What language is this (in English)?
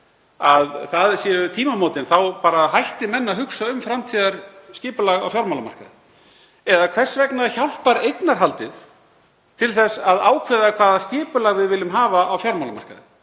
Icelandic